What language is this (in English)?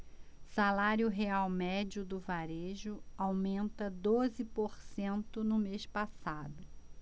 Portuguese